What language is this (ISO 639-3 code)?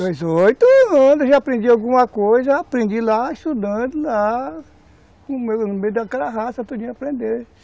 por